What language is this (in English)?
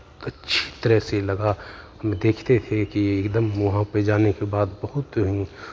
Hindi